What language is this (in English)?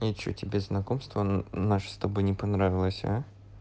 Russian